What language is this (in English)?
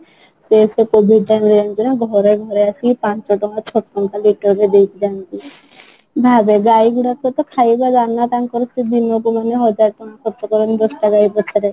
Odia